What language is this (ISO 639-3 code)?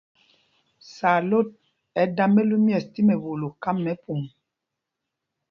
mgg